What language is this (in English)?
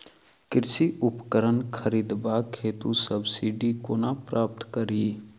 Maithili